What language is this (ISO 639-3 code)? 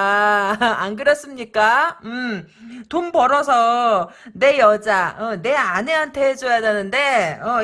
kor